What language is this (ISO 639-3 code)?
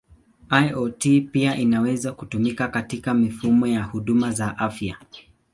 swa